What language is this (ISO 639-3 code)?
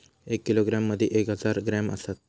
mar